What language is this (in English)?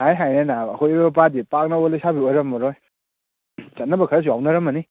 Manipuri